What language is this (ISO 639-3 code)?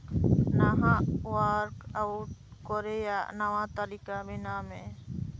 sat